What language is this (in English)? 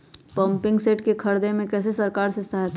Magahi